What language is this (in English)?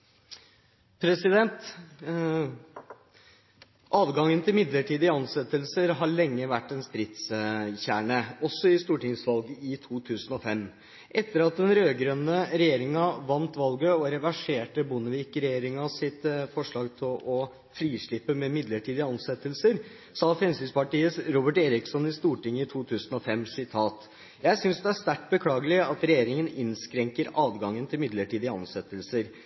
Norwegian